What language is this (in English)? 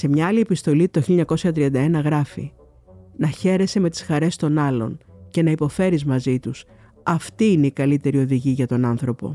Greek